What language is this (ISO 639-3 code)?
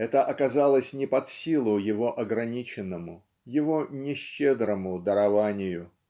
rus